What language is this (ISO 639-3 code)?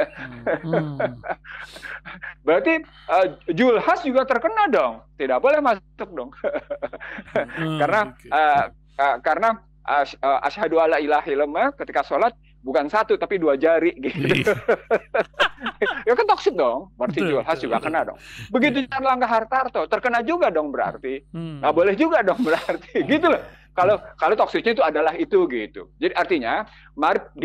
ind